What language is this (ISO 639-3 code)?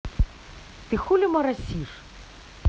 rus